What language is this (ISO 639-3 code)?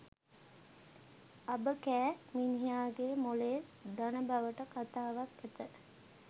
sin